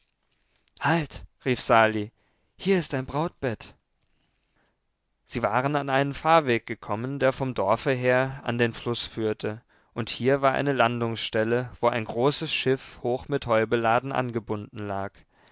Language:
German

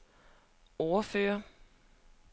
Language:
Danish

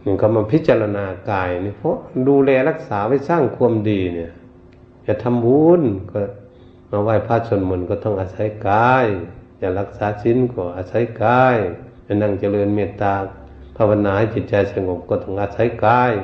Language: Thai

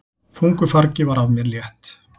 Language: Icelandic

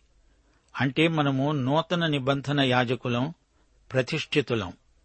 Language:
Telugu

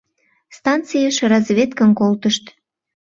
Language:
Mari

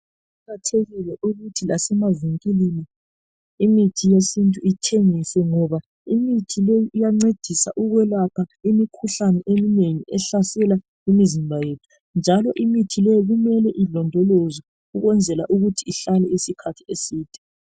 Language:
North Ndebele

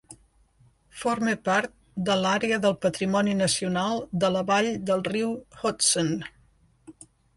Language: Catalan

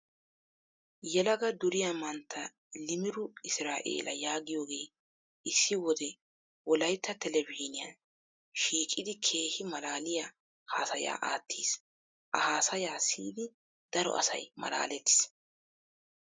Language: Wolaytta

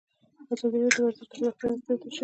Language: Pashto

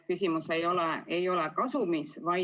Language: Estonian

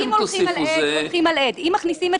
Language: Hebrew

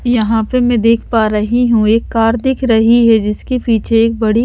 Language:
Hindi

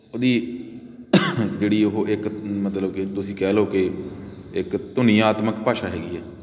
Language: Punjabi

